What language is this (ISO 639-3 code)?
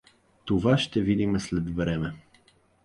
bul